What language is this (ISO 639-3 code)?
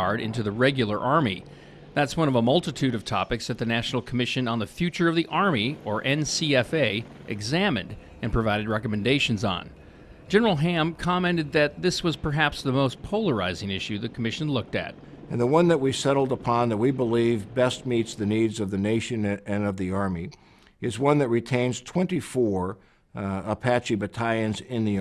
eng